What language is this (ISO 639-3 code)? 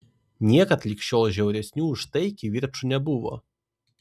lit